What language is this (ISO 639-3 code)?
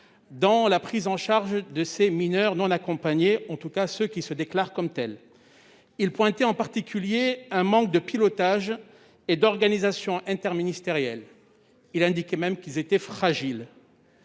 fra